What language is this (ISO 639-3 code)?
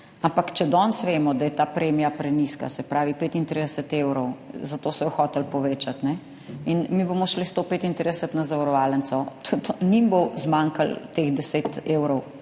slv